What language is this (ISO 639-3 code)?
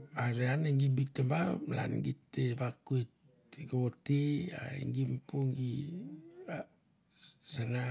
tbf